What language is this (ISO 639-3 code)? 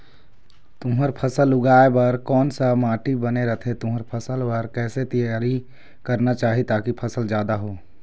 hne